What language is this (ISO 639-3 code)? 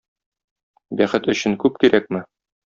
tat